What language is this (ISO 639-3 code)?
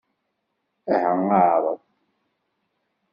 kab